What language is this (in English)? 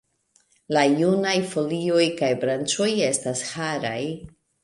Esperanto